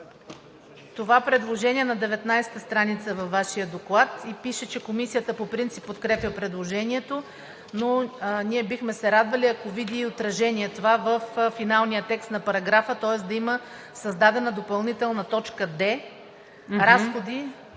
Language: Bulgarian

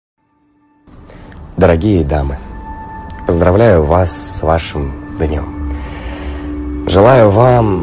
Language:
Russian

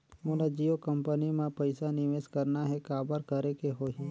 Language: Chhattisgarhi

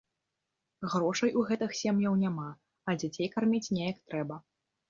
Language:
Belarusian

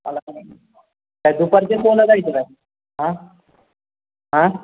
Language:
Marathi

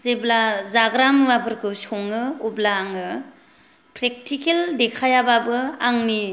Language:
Bodo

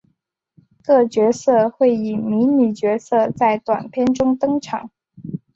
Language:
Chinese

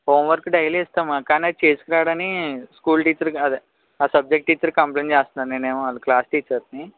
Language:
Telugu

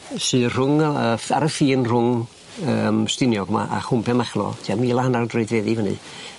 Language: Welsh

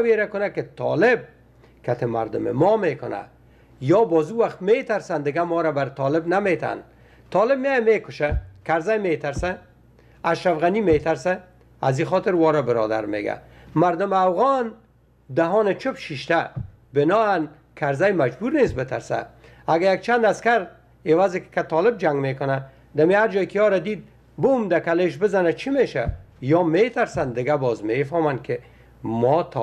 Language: Persian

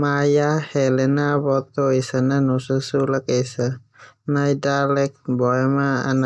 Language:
Termanu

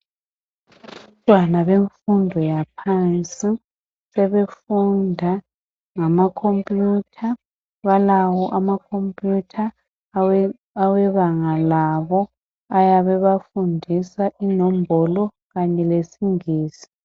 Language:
North Ndebele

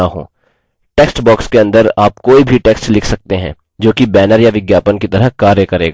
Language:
Hindi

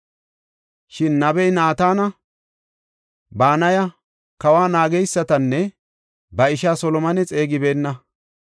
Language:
Gofa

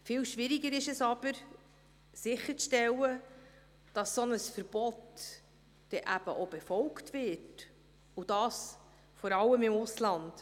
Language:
Swiss German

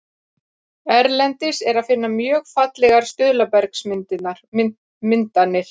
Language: Icelandic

